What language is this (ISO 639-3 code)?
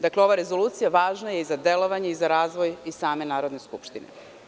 srp